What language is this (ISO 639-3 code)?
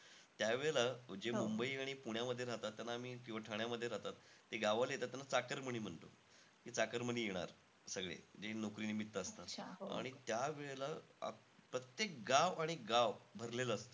mar